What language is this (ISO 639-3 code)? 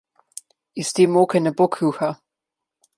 slv